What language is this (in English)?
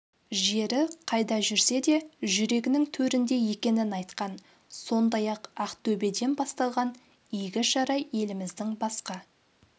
Kazakh